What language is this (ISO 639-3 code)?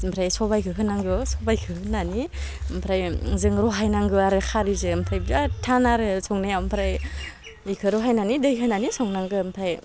brx